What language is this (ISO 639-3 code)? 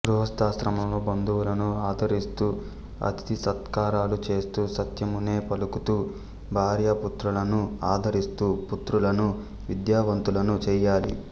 tel